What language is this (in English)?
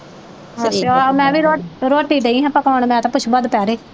Punjabi